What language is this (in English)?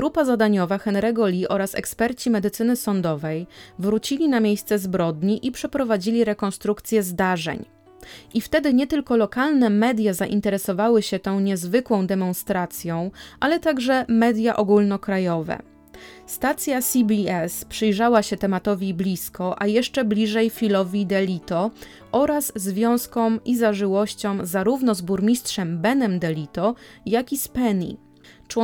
Polish